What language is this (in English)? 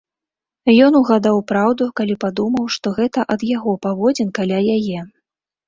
Belarusian